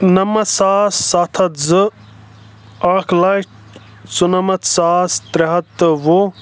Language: Kashmiri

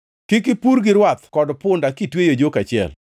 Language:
Luo (Kenya and Tanzania)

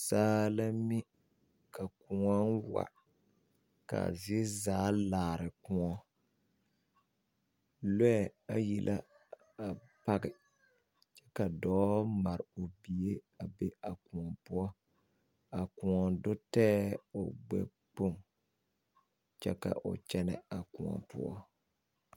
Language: Southern Dagaare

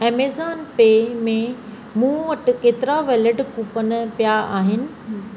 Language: Sindhi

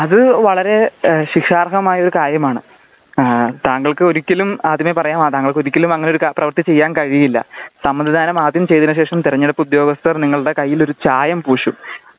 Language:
Malayalam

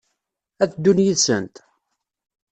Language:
Kabyle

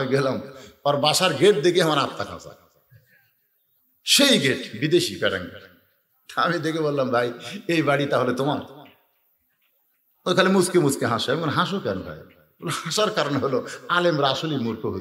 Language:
Arabic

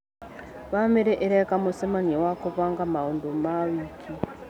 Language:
Kikuyu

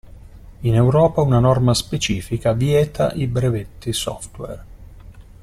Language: Italian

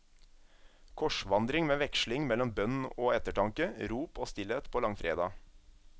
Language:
Norwegian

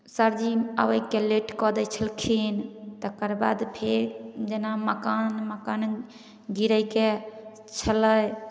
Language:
Maithili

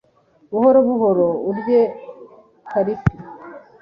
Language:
Kinyarwanda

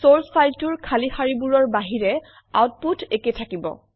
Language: Assamese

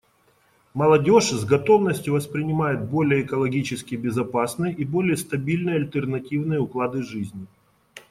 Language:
Russian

